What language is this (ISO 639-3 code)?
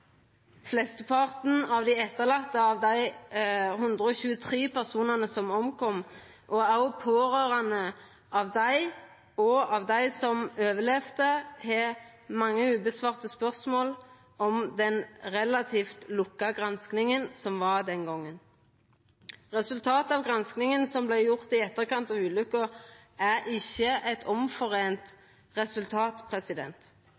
nno